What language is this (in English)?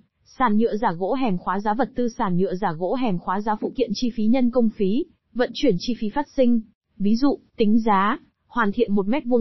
Vietnamese